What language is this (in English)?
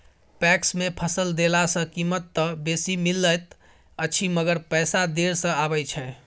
Maithili